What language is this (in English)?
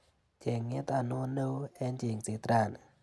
Kalenjin